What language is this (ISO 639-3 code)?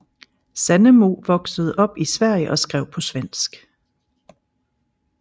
dan